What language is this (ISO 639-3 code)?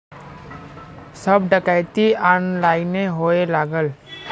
bho